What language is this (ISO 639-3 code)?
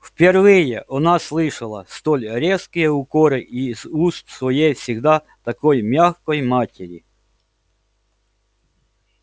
rus